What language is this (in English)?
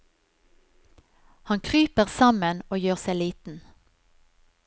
Norwegian